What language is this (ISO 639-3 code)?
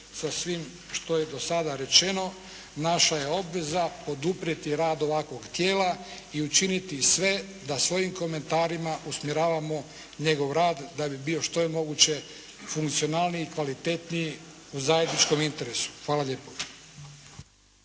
hrv